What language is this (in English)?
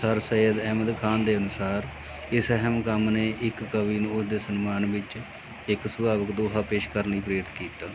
Punjabi